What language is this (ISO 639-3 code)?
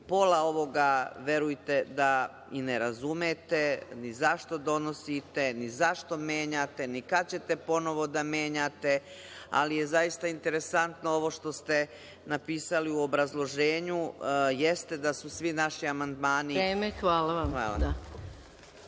srp